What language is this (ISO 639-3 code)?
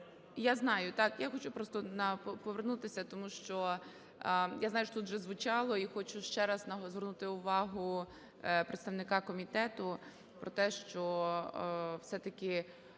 ukr